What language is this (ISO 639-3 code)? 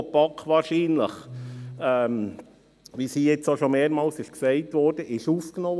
gsw